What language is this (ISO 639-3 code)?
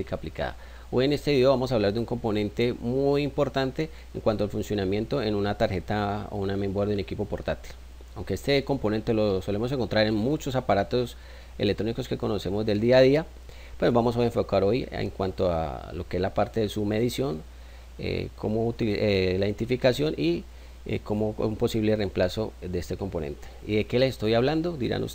spa